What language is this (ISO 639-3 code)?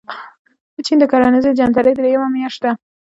pus